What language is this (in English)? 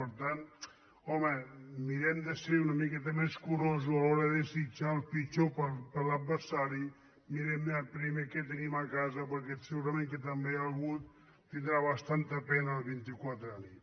Catalan